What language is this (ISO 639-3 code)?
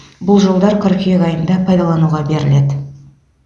kaz